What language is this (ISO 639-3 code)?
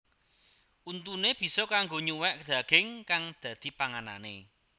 jav